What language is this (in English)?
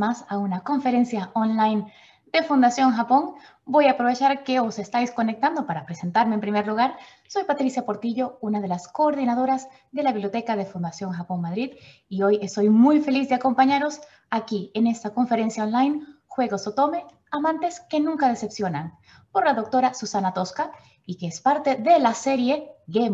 Spanish